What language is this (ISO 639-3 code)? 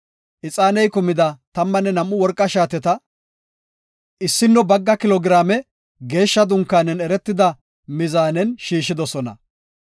gof